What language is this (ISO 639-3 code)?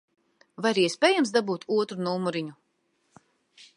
lav